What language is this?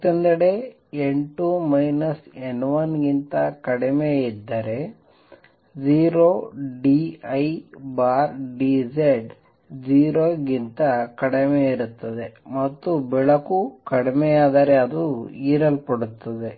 Kannada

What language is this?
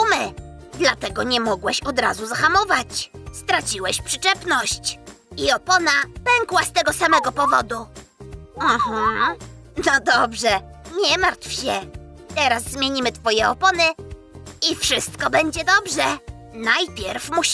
Polish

